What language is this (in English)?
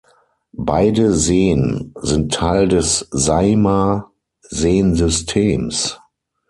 German